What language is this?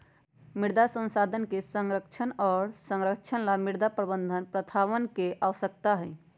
Magahi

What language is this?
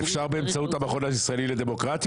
Hebrew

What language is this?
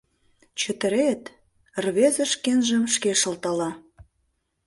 Mari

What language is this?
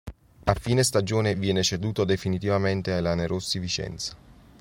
Italian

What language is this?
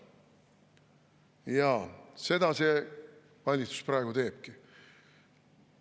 Estonian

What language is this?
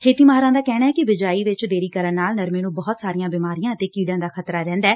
Punjabi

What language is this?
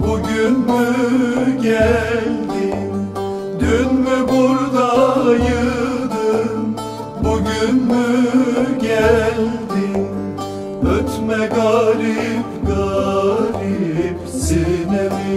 Turkish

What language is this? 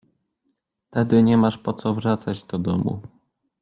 Polish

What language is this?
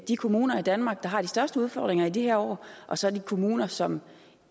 Danish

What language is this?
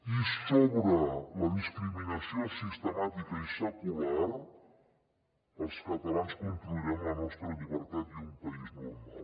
Catalan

